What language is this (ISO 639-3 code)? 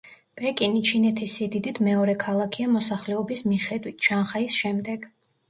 kat